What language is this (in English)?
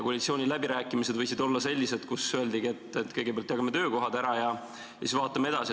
Estonian